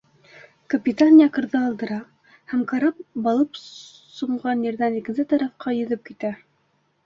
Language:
Bashkir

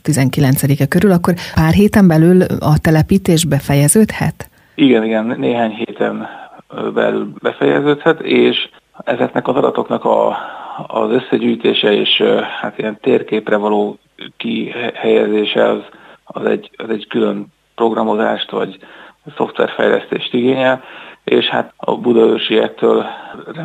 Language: Hungarian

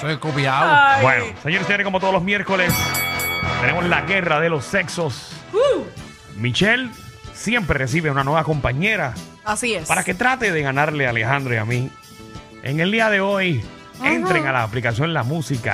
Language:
Spanish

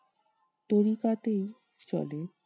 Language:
Bangla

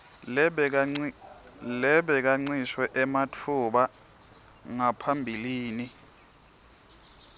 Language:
Swati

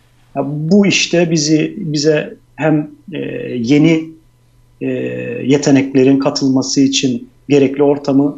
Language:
Turkish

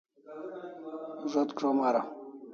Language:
Kalasha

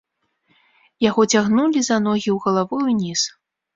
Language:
Belarusian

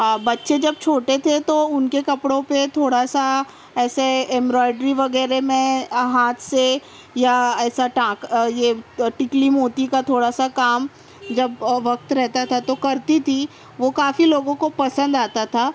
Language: Urdu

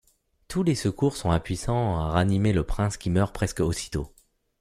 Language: French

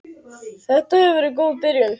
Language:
Icelandic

